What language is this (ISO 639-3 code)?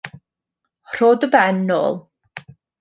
cym